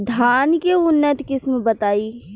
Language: Bhojpuri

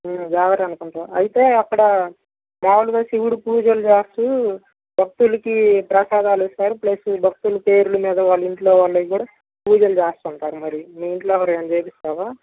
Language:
Telugu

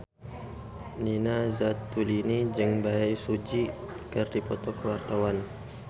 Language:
Sundanese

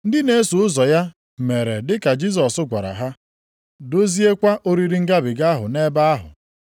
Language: Igbo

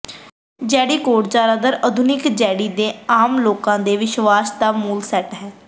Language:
Punjabi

